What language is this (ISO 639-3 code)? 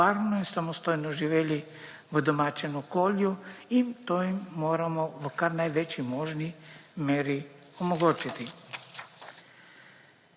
slv